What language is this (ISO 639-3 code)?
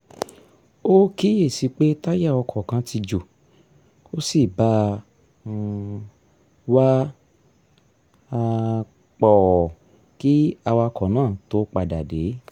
yor